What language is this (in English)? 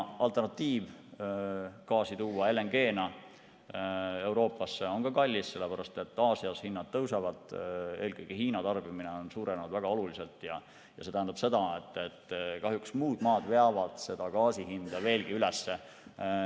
Estonian